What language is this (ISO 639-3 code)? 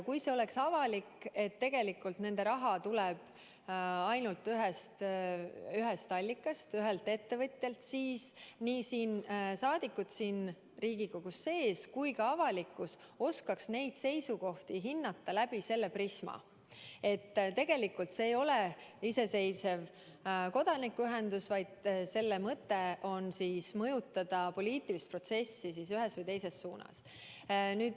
est